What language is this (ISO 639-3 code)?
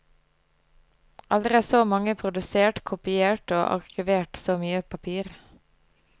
nor